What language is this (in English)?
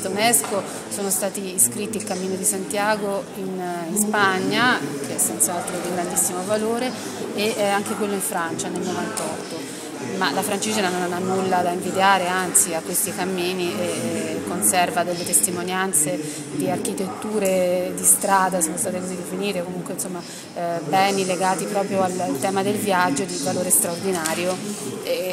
Italian